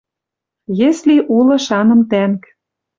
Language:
Western Mari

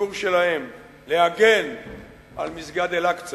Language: Hebrew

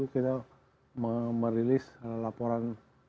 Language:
Indonesian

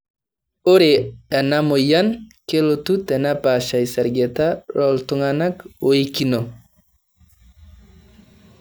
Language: Masai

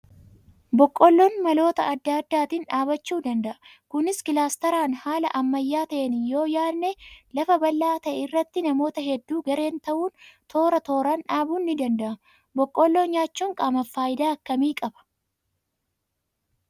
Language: Oromo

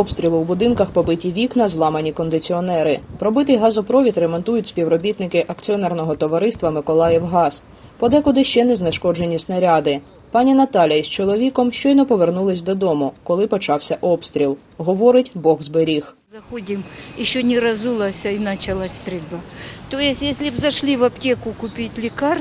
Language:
Ukrainian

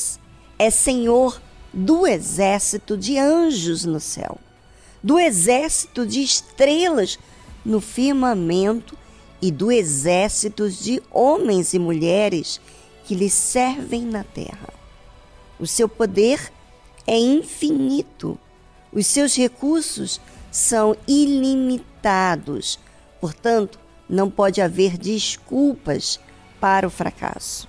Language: Portuguese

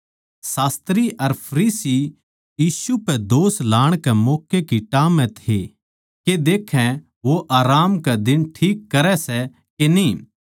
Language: Haryanvi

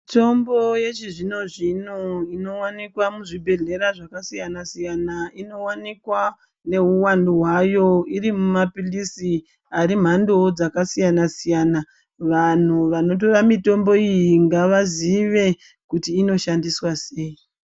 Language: Ndau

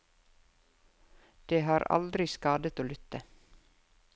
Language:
Norwegian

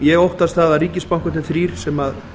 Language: Icelandic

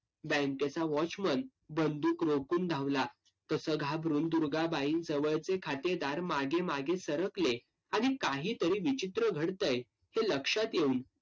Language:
Marathi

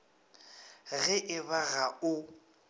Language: Northern Sotho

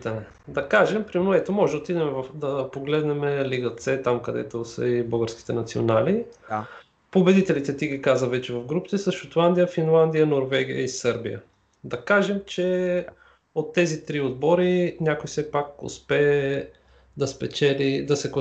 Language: Bulgarian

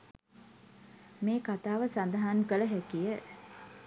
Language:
Sinhala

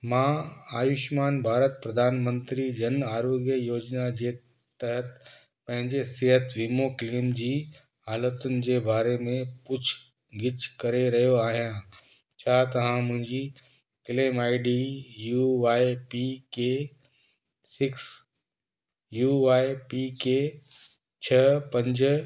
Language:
Sindhi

